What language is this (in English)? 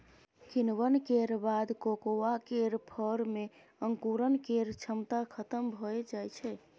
Maithili